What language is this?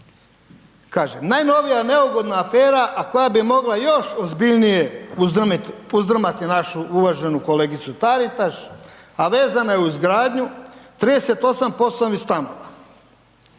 Croatian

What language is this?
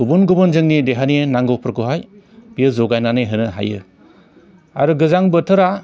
Bodo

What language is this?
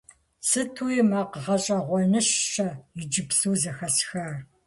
Kabardian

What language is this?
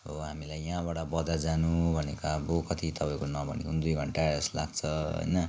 Nepali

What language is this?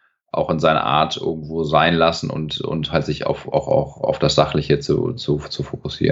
German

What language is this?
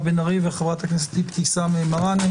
Hebrew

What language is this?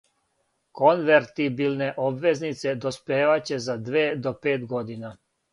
Serbian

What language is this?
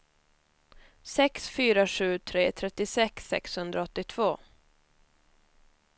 Swedish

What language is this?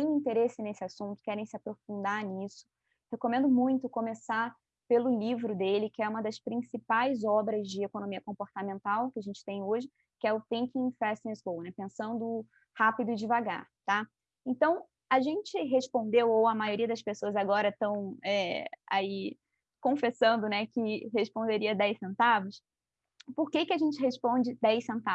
Portuguese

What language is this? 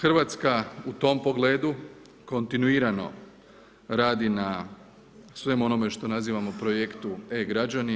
Croatian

